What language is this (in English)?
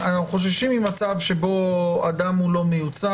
Hebrew